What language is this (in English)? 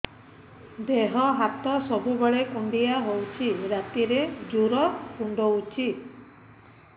Odia